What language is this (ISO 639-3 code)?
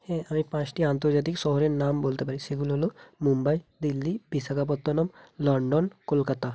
ben